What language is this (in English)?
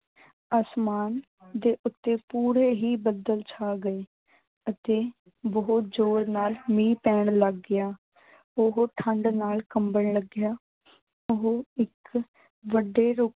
Punjabi